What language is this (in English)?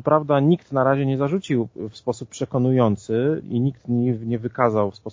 Polish